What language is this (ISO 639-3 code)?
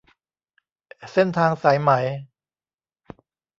tha